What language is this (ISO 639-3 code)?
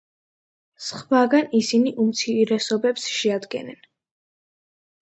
kat